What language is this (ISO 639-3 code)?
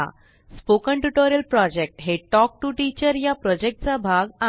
mar